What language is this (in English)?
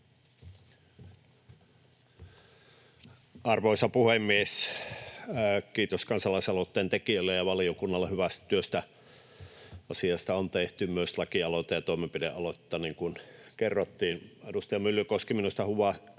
Finnish